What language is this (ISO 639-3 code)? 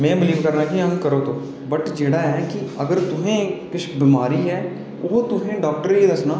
doi